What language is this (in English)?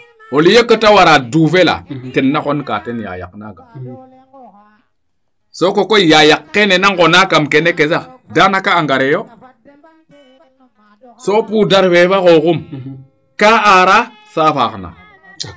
Serer